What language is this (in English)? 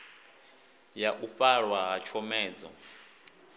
Venda